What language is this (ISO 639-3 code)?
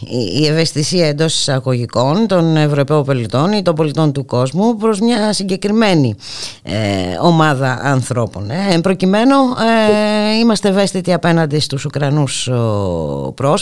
ell